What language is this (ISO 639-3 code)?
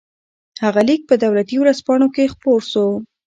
pus